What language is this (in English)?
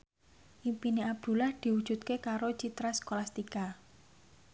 Javanese